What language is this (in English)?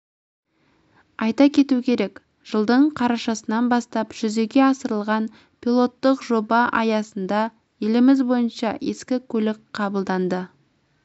Kazakh